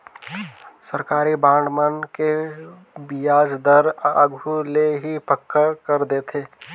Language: Chhattisgarhi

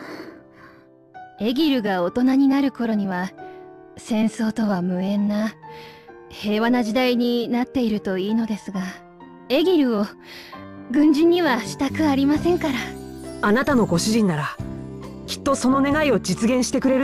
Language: Japanese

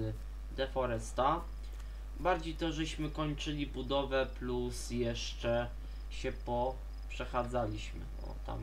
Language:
Polish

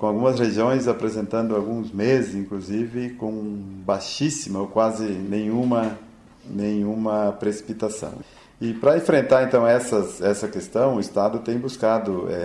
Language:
Portuguese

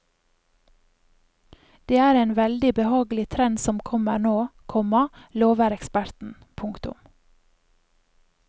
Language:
Norwegian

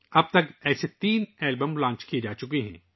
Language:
Urdu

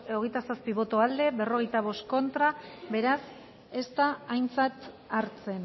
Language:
Basque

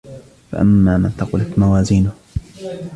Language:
Arabic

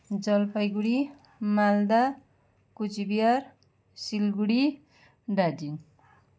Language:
Nepali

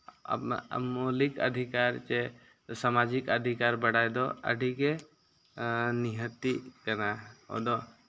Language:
Santali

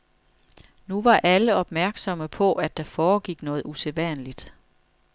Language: Danish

